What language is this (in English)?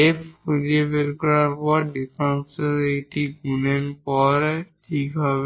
Bangla